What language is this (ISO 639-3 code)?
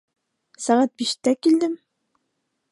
bak